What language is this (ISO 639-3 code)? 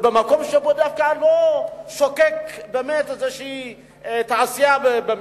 heb